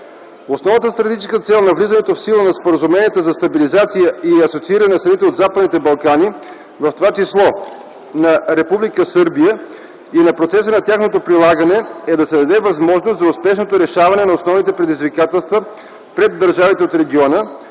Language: Bulgarian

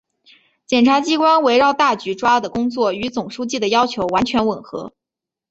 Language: Chinese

